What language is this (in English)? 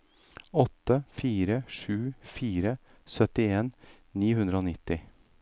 Norwegian